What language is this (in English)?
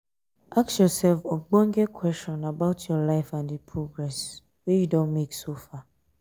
Nigerian Pidgin